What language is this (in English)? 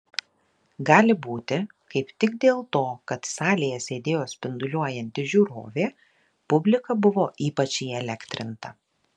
Lithuanian